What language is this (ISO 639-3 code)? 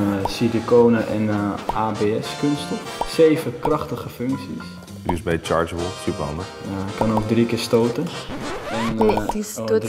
nld